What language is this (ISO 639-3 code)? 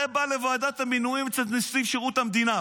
heb